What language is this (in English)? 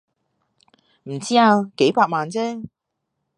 Cantonese